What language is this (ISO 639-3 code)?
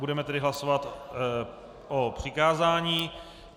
ces